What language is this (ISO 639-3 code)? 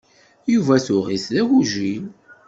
kab